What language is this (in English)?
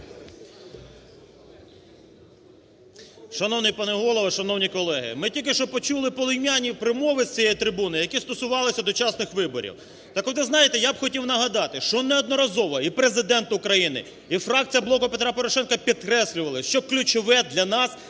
Ukrainian